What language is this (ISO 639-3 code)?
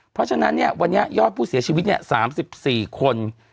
tha